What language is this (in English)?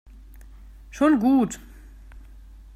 German